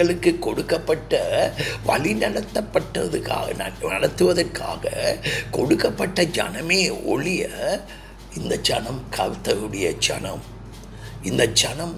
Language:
Tamil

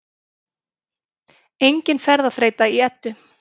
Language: Icelandic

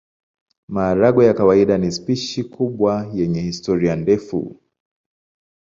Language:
Swahili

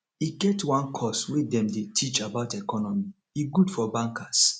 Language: Nigerian Pidgin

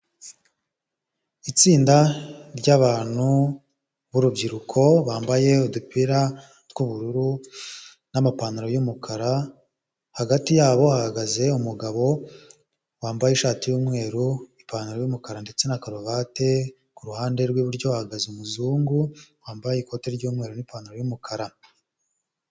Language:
Kinyarwanda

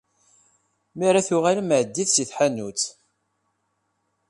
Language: Kabyle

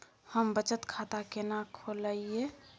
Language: Maithili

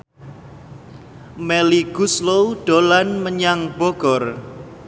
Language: Javanese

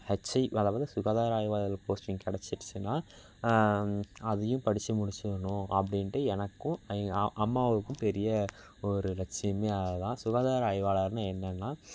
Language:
Tamil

